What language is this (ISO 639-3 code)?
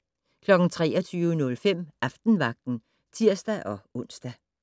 dan